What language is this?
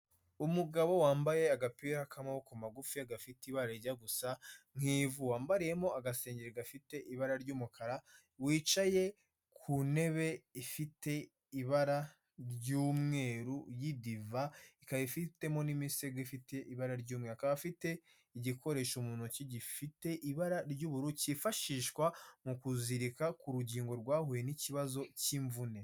Kinyarwanda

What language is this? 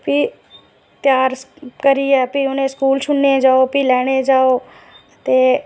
Dogri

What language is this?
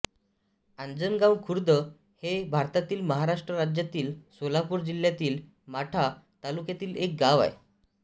Marathi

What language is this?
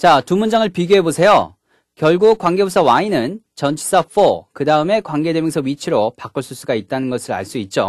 Korean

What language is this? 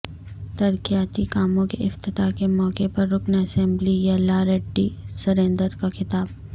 Urdu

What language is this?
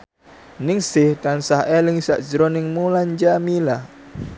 Javanese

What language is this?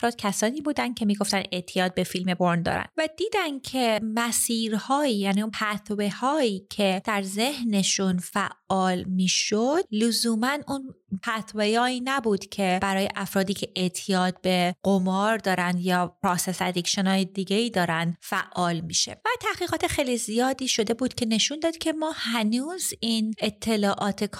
Persian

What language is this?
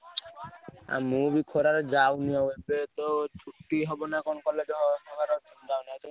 Odia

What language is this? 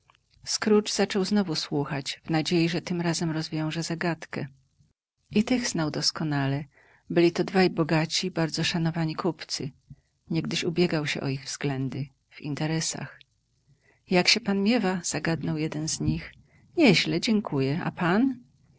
Polish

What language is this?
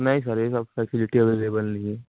Urdu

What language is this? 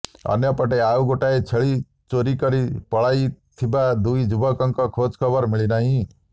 Odia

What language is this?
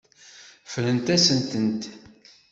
Kabyle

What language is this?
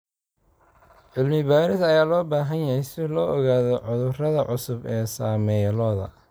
Somali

